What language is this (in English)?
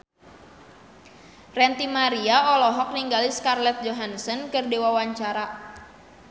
Sundanese